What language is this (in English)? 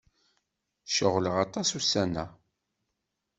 Kabyle